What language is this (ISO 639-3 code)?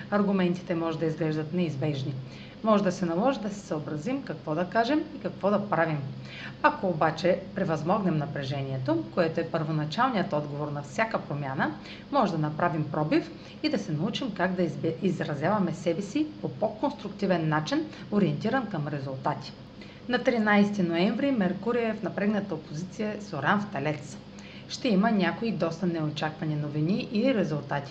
bul